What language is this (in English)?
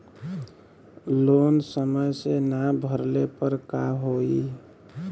Bhojpuri